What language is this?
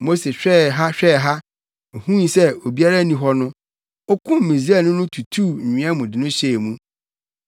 Akan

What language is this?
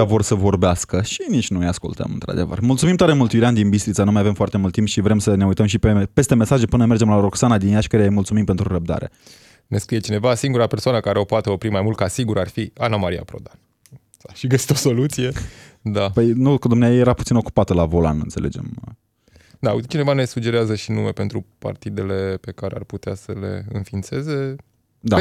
Romanian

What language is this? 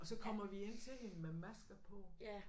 Danish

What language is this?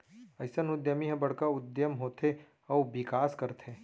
Chhattisgarhi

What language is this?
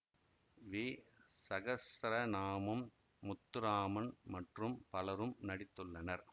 Tamil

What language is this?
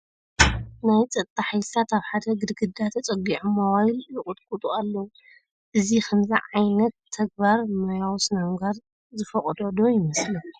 Tigrinya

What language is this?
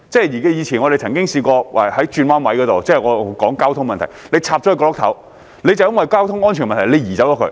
Cantonese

